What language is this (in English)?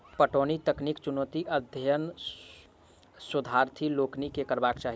Maithili